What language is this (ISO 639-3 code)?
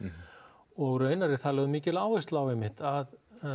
isl